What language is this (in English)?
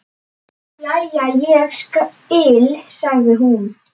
Icelandic